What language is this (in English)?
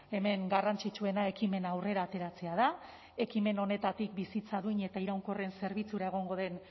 Basque